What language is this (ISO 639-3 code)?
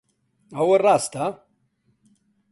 ckb